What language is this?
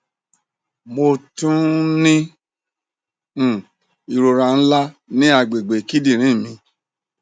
Yoruba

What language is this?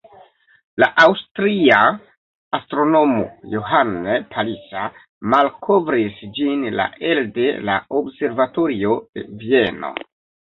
Esperanto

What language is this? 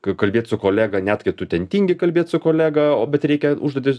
Lithuanian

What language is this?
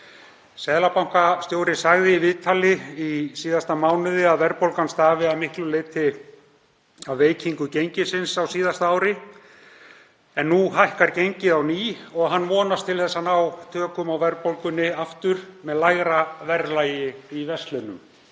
Icelandic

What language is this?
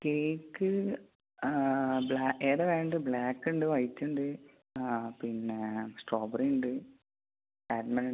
Malayalam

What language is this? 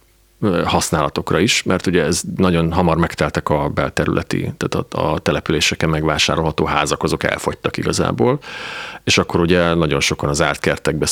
Hungarian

